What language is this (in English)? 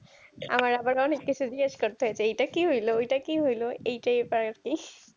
Bangla